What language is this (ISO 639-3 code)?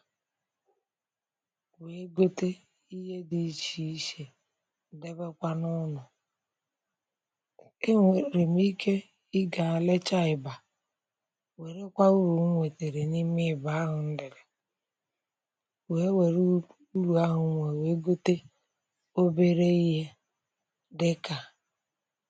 ibo